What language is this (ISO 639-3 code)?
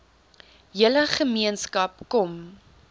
afr